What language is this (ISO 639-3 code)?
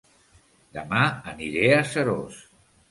cat